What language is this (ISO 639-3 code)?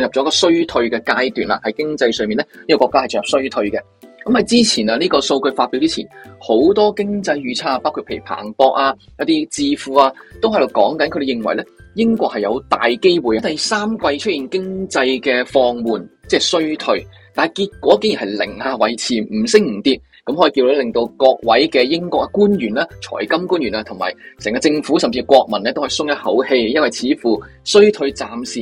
zho